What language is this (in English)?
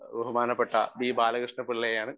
Malayalam